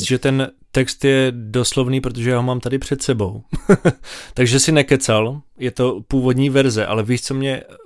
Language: Czech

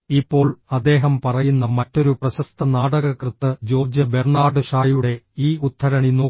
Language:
Malayalam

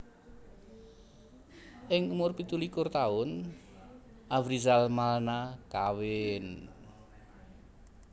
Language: Javanese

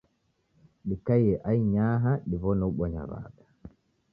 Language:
Taita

